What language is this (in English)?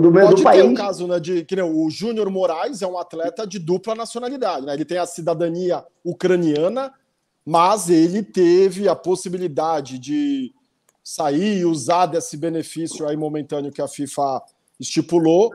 Portuguese